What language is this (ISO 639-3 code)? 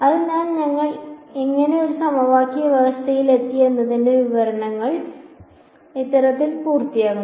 mal